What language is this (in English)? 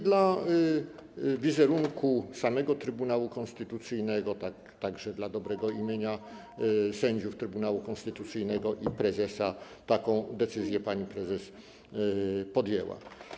Polish